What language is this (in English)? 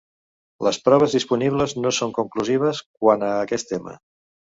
Catalan